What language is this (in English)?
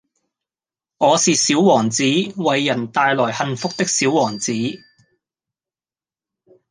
Cantonese